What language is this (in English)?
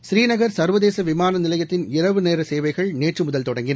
Tamil